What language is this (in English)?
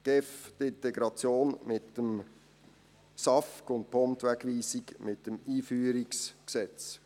Swiss German